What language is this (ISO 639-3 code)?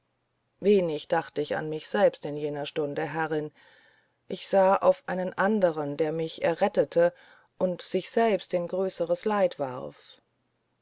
deu